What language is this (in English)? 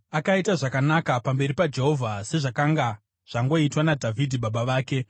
Shona